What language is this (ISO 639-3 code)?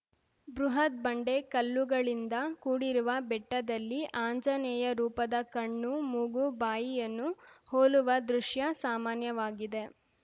kan